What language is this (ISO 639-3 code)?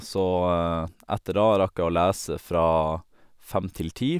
nor